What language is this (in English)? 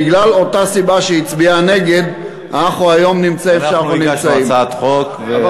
Hebrew